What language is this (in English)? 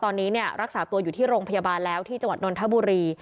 Thai